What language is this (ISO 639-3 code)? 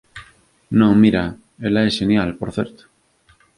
glg